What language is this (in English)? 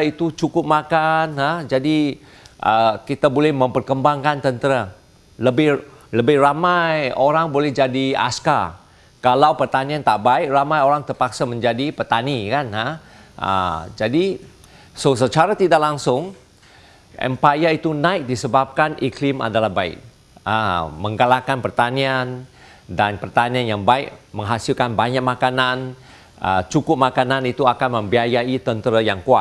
Malay